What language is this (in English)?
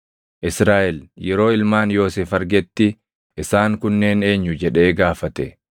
Oromo